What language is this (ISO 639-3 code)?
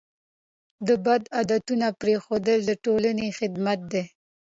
pus